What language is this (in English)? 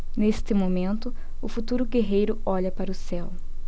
Portuguese